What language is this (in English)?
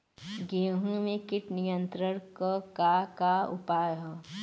Bhojpuri